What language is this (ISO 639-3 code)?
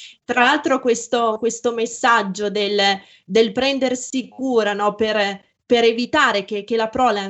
ita